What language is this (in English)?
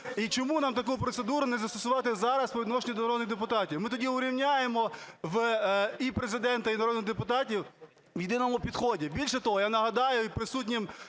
Ukrainian